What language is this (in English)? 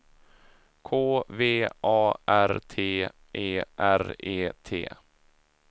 Swedish